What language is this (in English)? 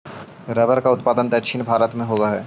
Magahi